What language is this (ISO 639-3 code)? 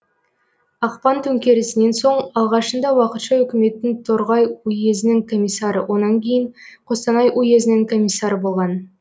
kaz